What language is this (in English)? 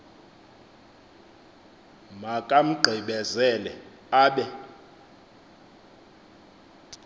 Xhosa